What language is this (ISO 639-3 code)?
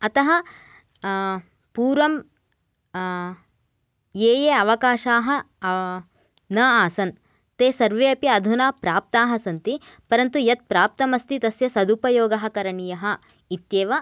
san